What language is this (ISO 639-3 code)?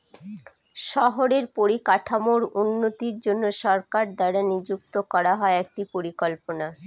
ben